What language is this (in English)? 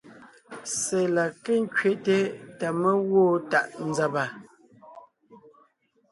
Ngiemboon